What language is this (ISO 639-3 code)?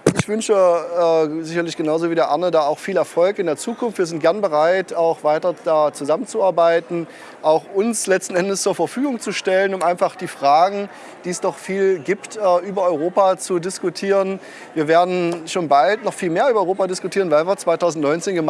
deu